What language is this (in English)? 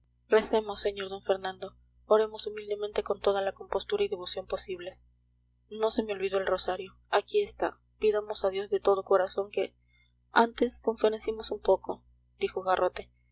Spanish